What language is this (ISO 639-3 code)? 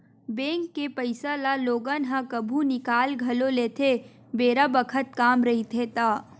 hne